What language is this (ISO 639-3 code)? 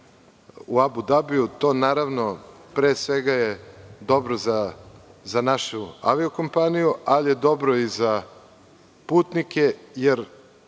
srp